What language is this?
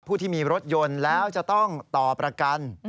Thai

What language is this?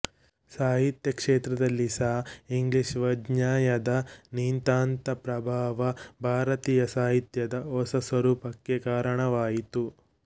Kannada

